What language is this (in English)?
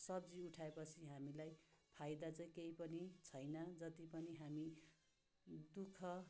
Nepali